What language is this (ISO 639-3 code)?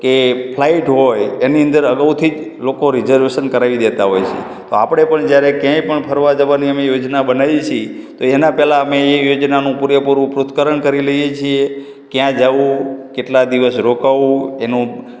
guj